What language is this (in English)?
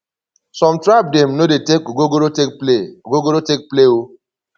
Nigerian Pidgin